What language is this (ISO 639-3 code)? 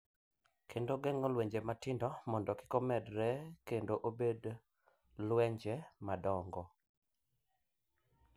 luo